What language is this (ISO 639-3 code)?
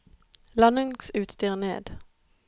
nor